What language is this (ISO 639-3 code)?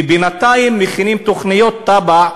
heb